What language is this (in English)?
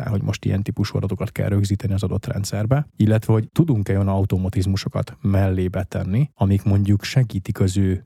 Hungarian